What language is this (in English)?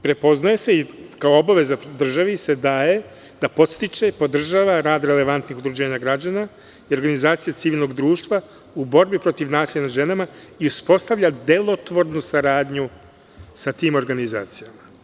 Serbian